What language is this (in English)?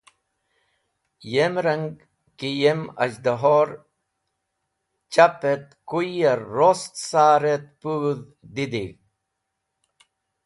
Wakhi